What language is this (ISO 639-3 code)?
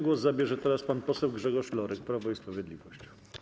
pol